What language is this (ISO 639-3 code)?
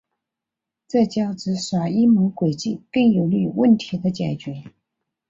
zho